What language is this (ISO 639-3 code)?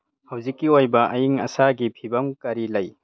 mni